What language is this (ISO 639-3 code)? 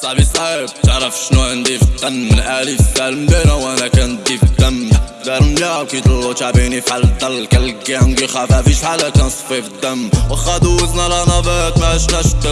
deu